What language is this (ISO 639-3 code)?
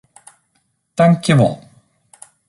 fry